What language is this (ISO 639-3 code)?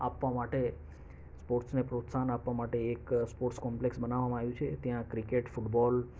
guj